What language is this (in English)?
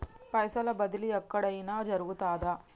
Telugu